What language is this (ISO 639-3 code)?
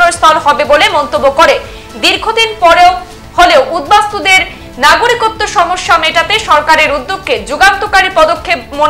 ben